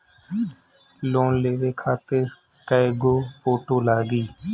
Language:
Bhojpuri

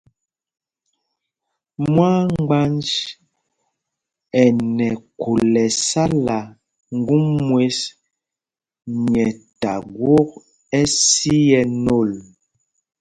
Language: Mpumpong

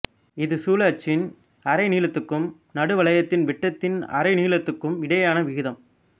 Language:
Tamil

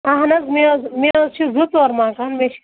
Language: Kashmiri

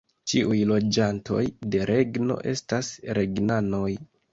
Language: Esperanto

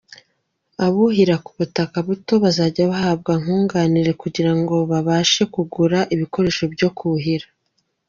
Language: Kinyarwanda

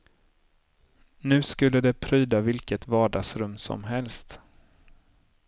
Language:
Swedish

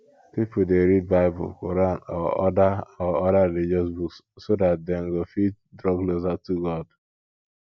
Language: Nigerian Pidgin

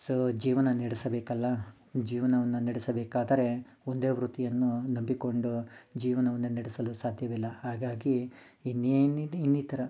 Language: Kannada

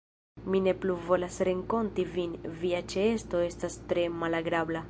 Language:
Esperanto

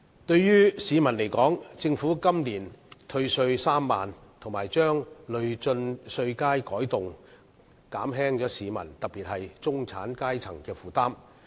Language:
Cantonese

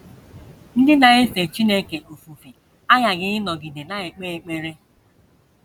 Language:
Igbo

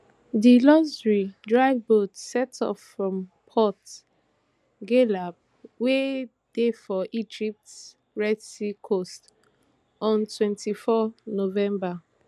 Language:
Nigerian Pidgin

